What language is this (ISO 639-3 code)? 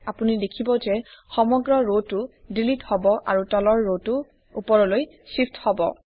asm